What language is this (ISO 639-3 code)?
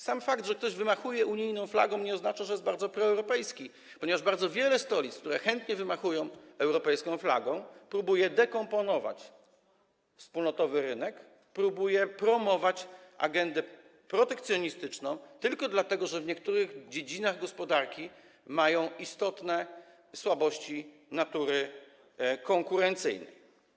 pol